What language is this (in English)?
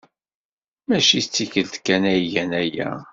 Kabyle